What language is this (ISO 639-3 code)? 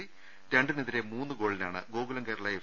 mal